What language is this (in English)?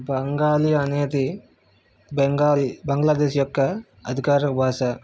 Telugu